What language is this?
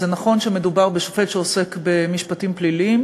Hebrew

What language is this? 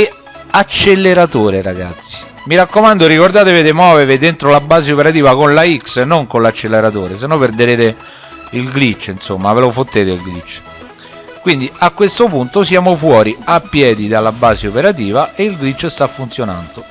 Italian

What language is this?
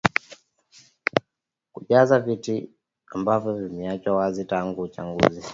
Swahili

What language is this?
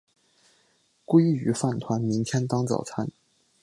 Chinese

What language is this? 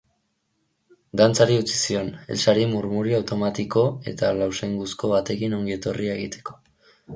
Basque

